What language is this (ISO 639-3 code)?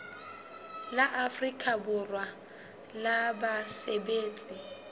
sot